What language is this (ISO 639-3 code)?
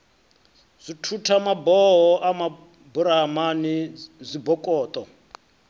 ven